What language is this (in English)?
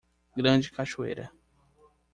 Portuguese